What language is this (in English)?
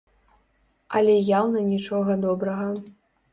Belarusian